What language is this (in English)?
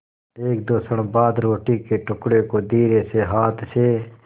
Hindi